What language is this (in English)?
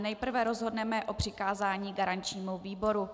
Czech